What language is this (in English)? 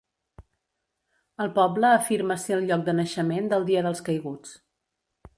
Catalan